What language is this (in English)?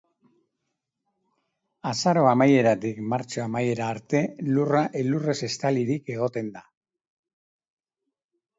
Basque